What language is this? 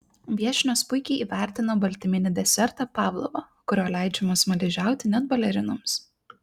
Lithuanian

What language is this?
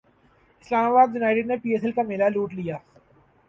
Urdu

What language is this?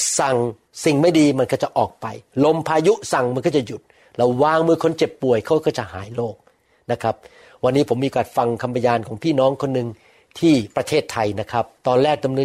Thai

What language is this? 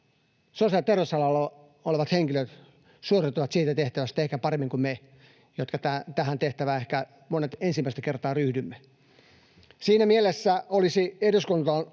Finnish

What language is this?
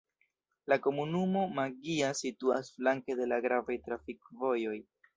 Esperanto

